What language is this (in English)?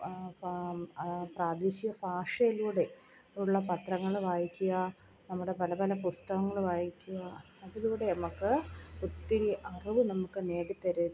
Malayalam